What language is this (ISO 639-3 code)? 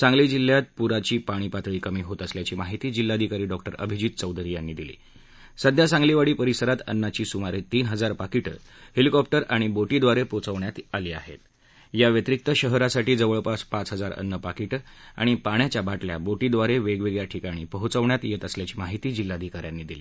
mar